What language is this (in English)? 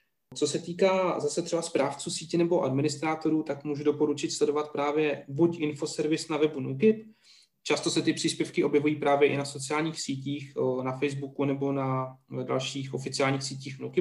Czech